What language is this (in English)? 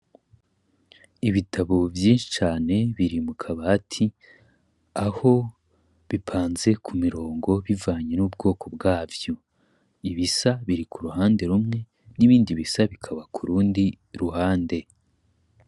Rundi